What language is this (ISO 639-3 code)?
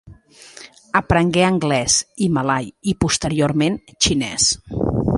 cat